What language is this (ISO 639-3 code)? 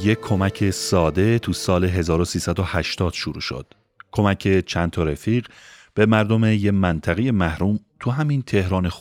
fas